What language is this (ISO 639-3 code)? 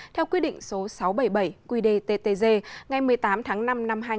vie